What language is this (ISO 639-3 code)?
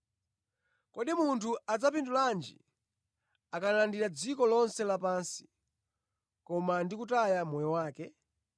nya